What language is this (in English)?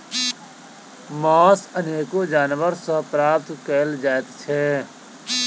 Maithili